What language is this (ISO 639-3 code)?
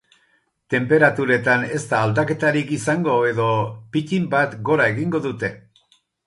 eus